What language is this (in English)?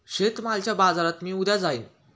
Marathi